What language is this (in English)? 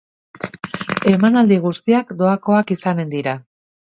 Basque